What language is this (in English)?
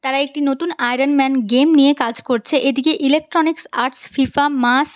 Bangla